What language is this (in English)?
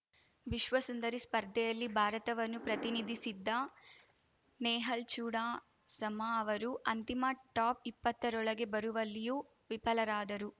Kannada